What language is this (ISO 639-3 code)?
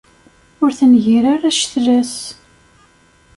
kab